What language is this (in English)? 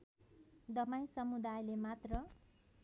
Nepali